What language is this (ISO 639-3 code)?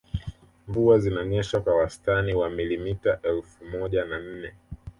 swa